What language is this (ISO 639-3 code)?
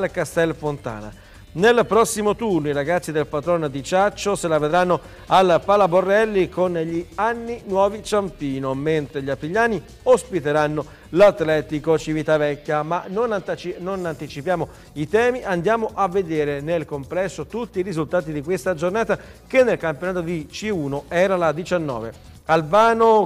ita